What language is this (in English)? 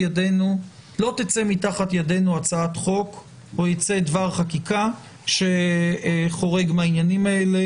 Hebrew